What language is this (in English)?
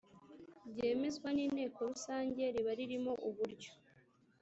Kinyarwanda